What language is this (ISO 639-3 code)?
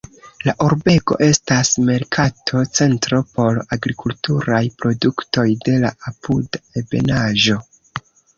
epo